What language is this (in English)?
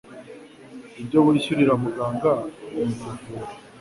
Kinyarwanda